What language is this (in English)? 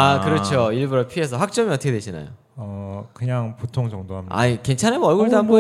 Korean